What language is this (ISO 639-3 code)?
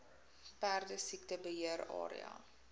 afr